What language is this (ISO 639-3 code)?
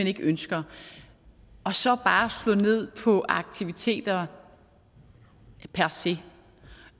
dan